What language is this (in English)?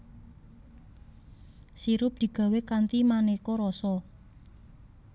Javanese